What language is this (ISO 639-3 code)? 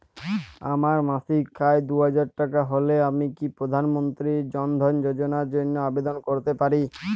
ben